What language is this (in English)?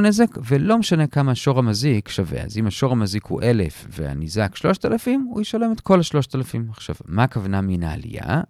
Hebrew